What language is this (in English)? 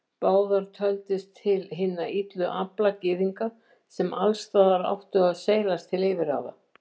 Icelandic